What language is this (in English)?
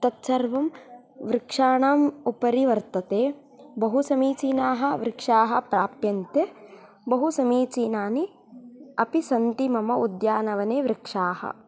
Sanskrit